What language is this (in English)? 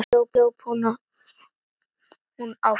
Icelandic